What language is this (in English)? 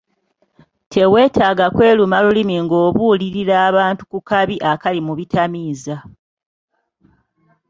Ganda